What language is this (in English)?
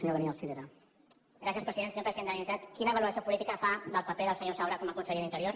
Catalan